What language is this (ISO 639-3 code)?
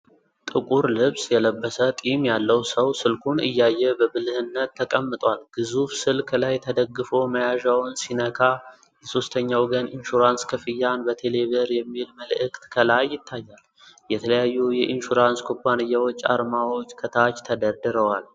amh